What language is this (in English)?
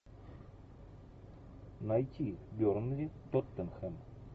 Russian